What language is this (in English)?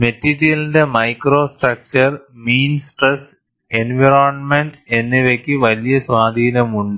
Malayalam